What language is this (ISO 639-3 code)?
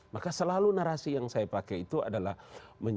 ind